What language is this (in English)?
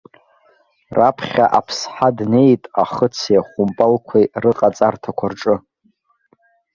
Abkhazian